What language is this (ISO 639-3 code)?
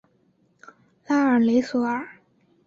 zho